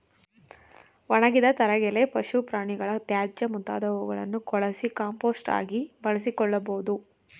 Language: Kannada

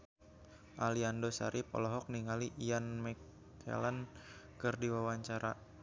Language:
Sundanese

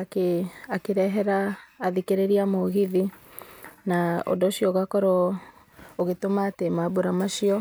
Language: Kikuyu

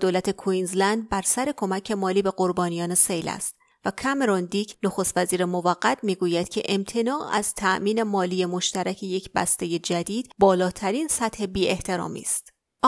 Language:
Persian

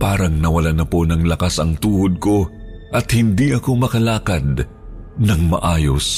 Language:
Filipino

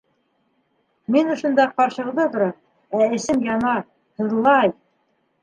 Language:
Bashkir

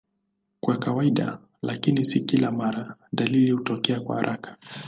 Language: Swahili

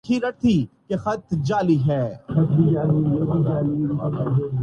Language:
Urdu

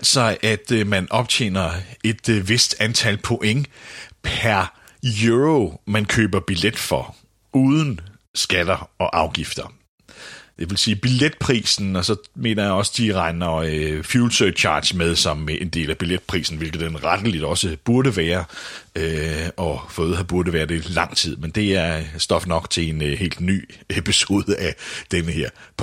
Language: Danish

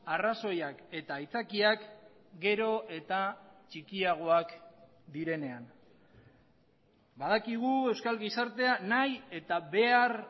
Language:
Basque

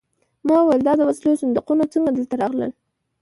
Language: Pashto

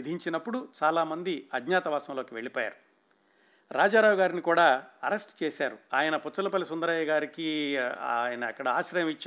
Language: Telugu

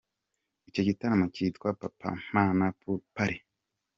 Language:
Kinyarwanda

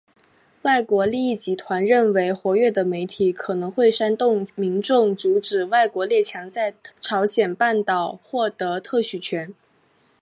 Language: Chinese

